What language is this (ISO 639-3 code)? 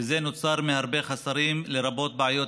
heb